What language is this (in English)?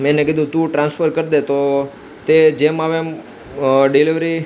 Gujarati